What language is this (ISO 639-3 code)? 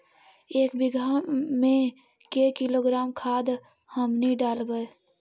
mag